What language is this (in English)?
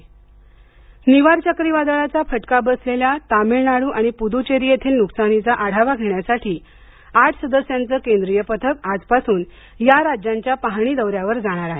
Marathi